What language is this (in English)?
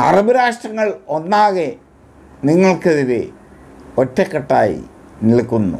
Malayalam